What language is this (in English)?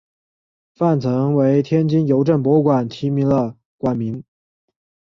Chinese